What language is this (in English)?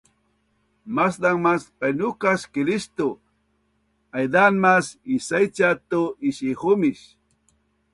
Bunun